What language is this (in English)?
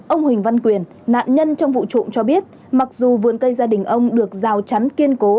Vietnamese